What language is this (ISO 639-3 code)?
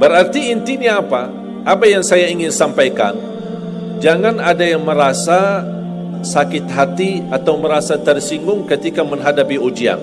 msa